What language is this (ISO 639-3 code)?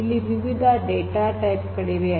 kan